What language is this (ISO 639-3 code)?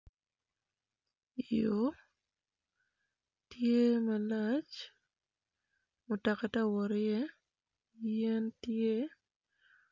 ach